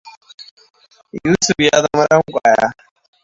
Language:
Hausa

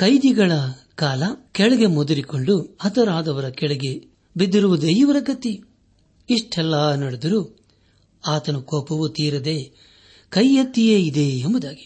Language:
Kannada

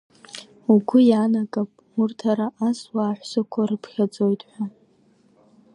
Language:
Abkhazian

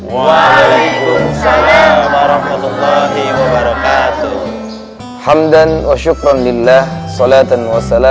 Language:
Indonesian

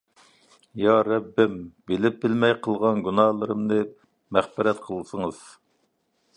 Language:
Uyghur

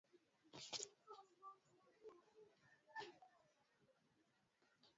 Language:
Swahili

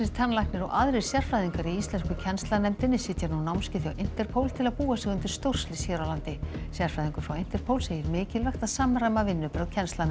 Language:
Icelandic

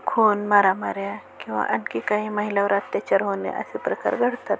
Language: Marathi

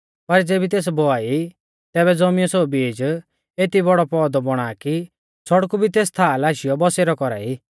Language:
Mahasu Pahari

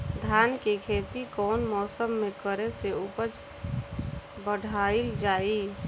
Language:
Bhojpuri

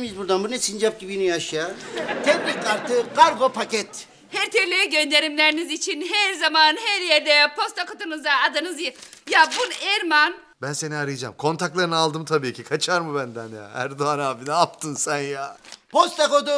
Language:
Turkish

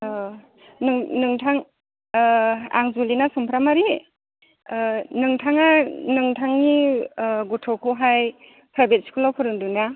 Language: Bodo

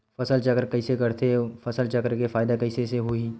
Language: Chhattisgarhi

